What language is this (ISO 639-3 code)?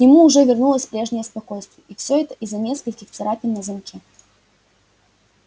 rus